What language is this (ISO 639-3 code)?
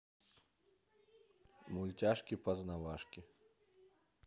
rus